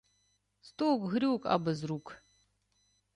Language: Ukrainian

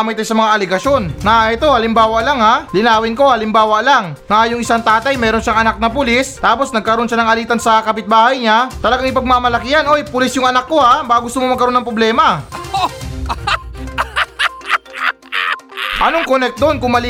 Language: Filipino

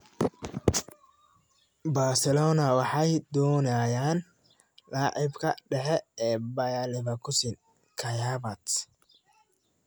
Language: Somali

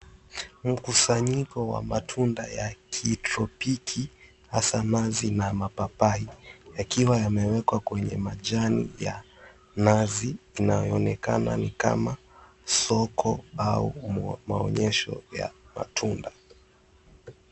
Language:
Swahili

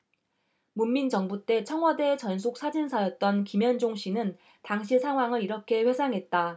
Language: Korean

